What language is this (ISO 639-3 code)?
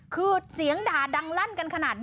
tha